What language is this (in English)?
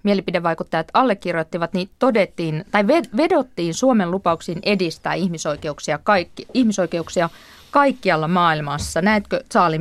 Finnish